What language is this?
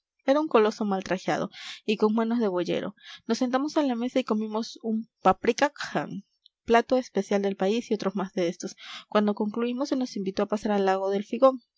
Spanish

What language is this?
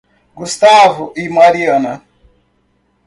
Portuguese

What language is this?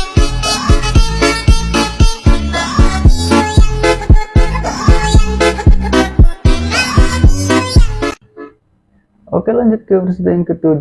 Indonesian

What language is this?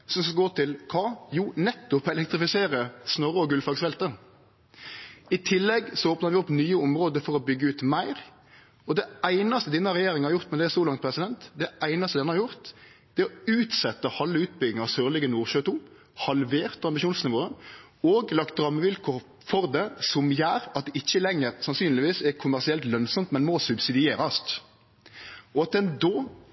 Norwegian Nynorsk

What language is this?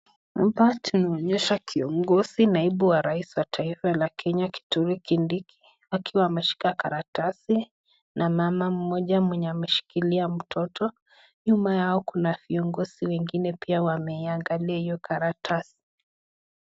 Swahili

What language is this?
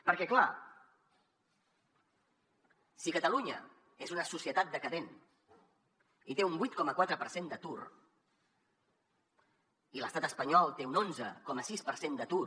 Catalan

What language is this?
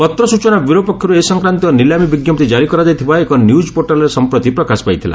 Odia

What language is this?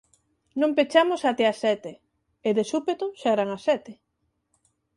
Galician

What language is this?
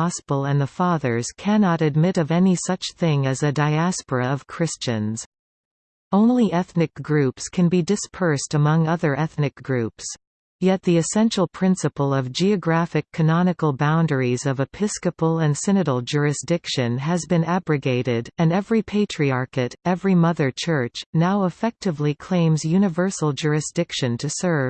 English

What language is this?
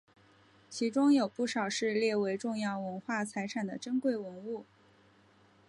Chinese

